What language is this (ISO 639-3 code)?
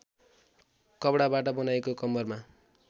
nep